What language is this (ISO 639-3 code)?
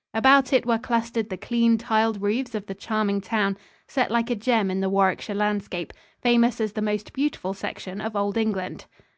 eng